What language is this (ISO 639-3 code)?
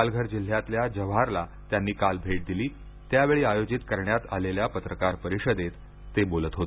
mar